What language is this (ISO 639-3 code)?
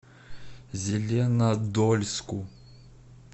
rus